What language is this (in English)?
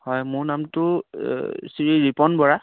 Assamese